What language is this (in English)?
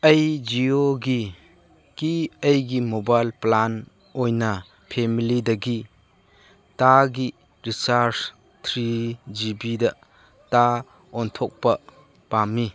Manipuri